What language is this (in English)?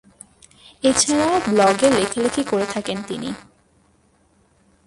Bangla